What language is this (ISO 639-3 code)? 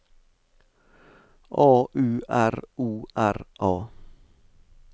nor